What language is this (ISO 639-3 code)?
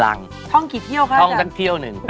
tha